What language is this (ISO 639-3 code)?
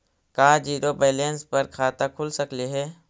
mag